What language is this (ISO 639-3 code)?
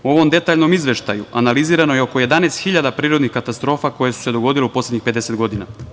srp